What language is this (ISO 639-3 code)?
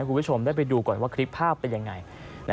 tha